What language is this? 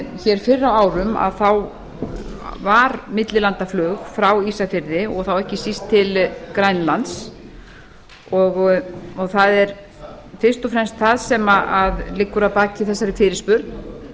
Icelandic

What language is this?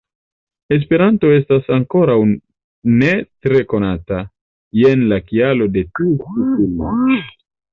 Esperanto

